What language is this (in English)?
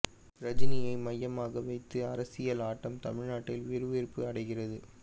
Tamil